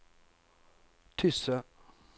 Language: Norwegian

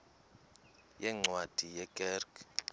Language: Xhosa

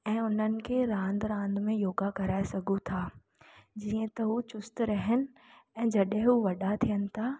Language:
Sindhi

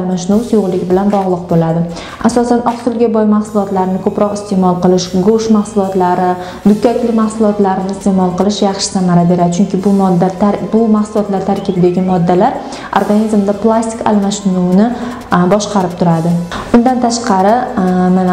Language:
Romanian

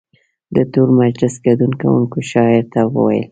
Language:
Pashto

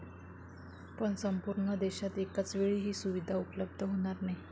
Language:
Marathi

